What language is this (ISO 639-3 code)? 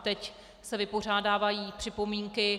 ces